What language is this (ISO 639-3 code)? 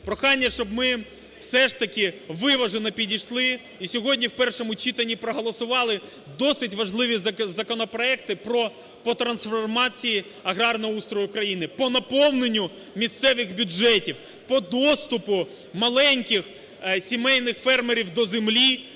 ukr